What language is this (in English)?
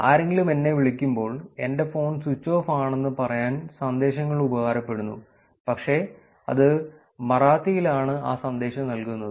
Malayalam